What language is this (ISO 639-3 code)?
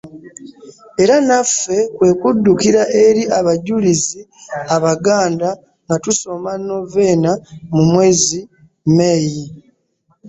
lug